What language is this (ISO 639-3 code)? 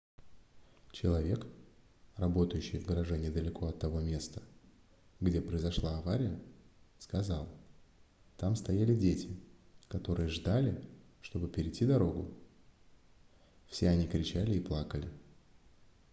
rus